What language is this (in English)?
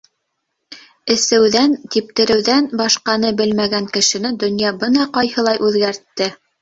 Bashkir